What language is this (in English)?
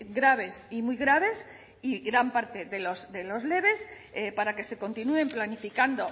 Spanish